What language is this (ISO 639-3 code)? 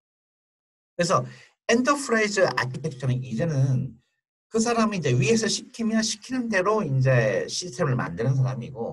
kor